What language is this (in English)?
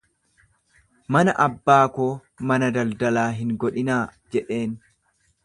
Oromo